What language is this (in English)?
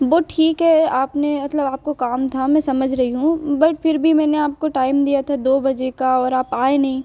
Hindi